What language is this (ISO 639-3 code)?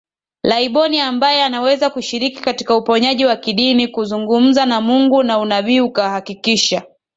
swa